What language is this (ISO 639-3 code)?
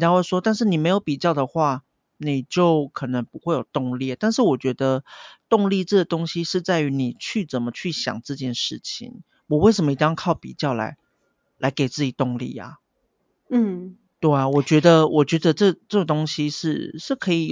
zho